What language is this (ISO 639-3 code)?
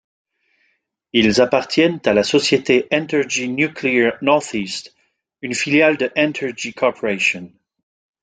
fra